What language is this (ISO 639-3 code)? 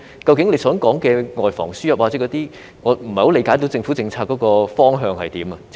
yue